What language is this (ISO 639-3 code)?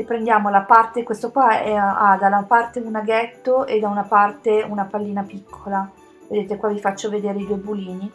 ita